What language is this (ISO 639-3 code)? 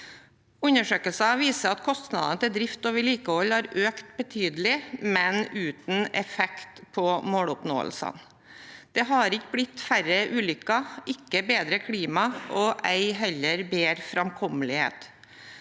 nor